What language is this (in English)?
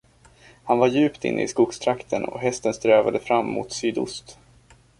Swedish